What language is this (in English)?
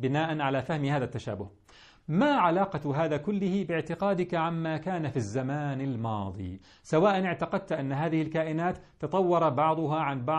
Arabic